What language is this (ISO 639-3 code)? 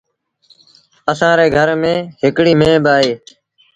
sbn